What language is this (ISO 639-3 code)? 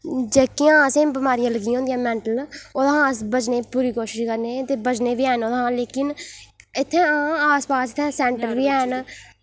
doi